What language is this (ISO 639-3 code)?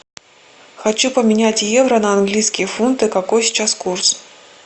rus